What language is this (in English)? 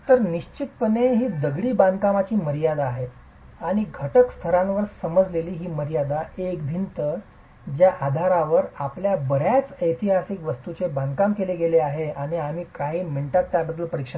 Marathi